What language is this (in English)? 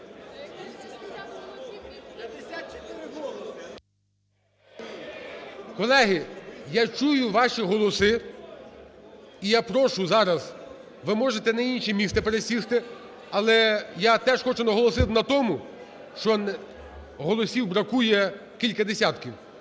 Ukrainian